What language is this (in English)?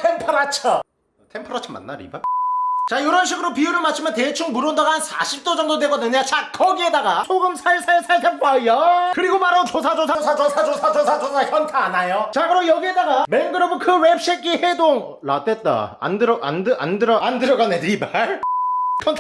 Korean